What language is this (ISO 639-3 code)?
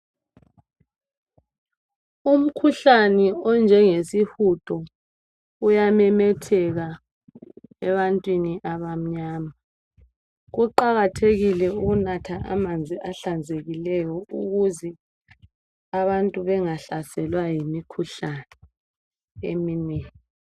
nde